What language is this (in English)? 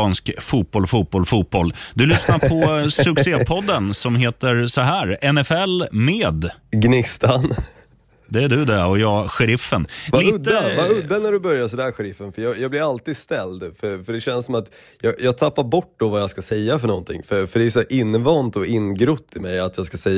Swedish